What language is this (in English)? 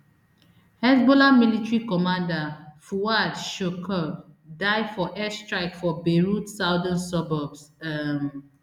Nigerian Pidgin